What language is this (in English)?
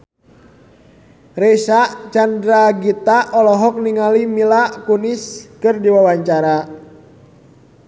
Sundanese